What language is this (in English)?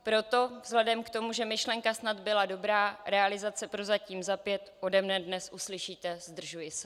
Czech